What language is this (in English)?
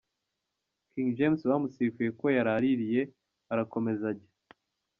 Kinyarwanda